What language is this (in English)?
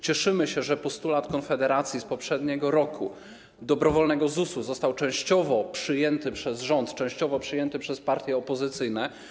Polish